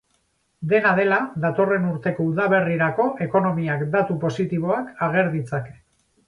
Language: Basque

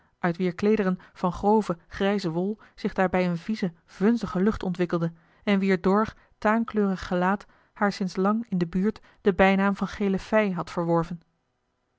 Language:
Dutch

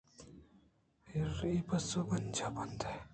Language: Eastern Balochi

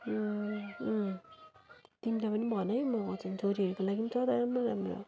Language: Nepali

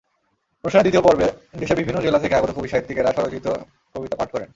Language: Bangla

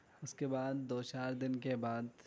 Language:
Urdu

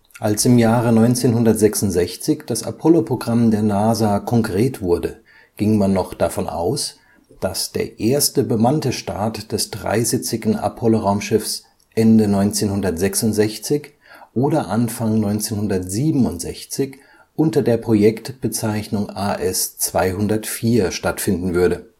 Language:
German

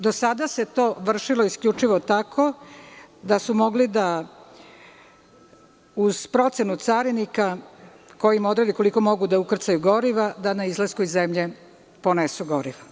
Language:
Serbian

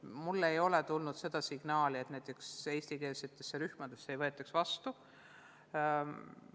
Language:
Estonian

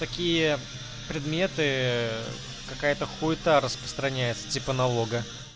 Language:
Russian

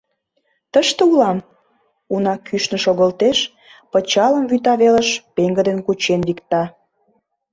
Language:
Mari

